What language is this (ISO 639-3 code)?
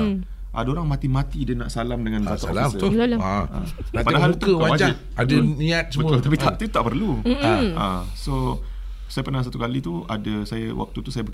msa